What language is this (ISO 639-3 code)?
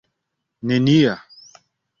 epo